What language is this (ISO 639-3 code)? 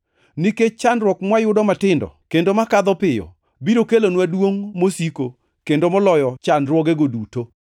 luo